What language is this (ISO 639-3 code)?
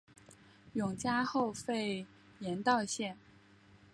zho